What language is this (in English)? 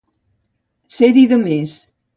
Catalan